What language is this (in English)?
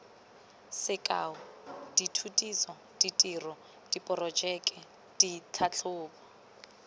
Tswana